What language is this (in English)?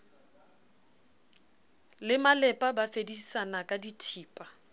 Southern Sotho